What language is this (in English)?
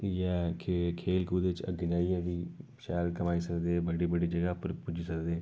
Dogri